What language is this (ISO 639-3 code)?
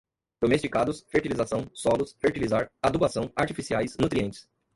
por